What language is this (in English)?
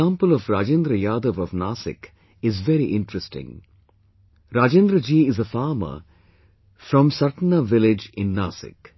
English